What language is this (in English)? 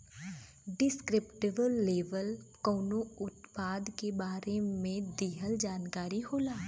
Bhojpuri